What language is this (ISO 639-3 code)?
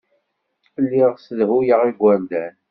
kab